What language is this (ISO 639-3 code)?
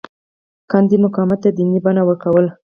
pus